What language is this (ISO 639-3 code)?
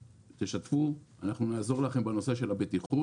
heb